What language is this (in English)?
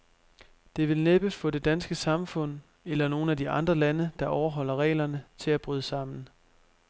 Danish